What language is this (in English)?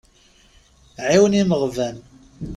Kabyle